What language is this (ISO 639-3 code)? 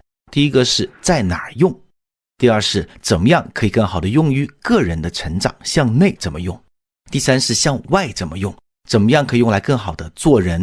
zho